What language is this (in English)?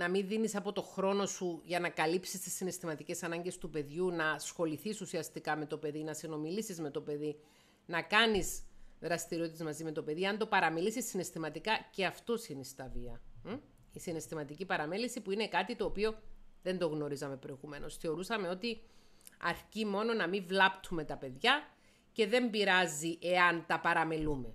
Greek